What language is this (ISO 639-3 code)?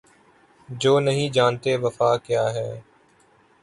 urd